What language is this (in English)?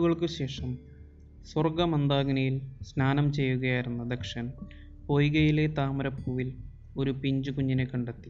Malayalam